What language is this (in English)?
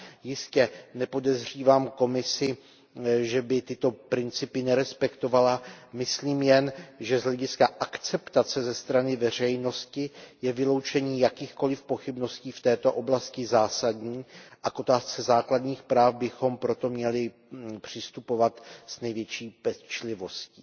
Czech